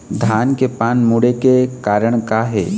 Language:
Chhattisgarhi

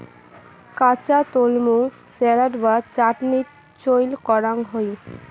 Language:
Bangla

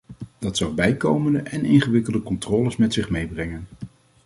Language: Dutch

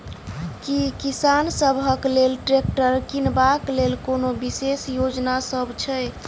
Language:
Maithili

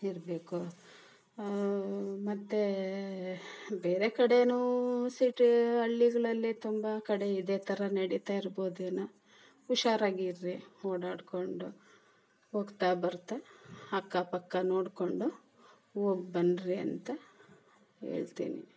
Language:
Kannada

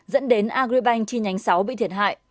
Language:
Vietnamese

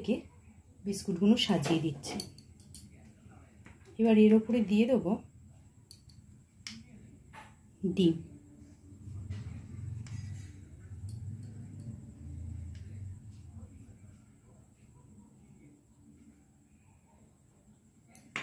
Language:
Bangla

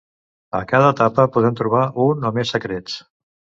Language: Catalan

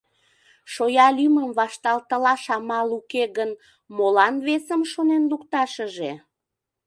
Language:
Mari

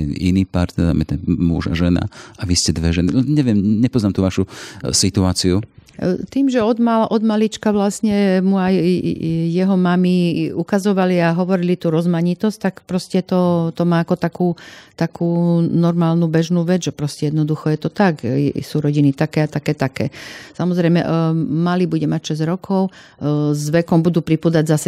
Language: Slovak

